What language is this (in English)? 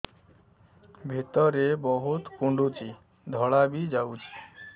Odia